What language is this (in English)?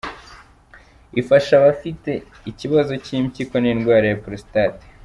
Kinyarwanda